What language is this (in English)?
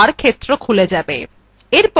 Bangla